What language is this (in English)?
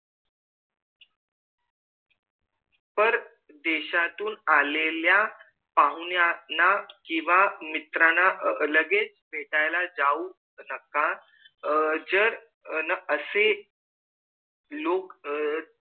Marathi